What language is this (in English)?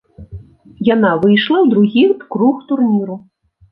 Belarusian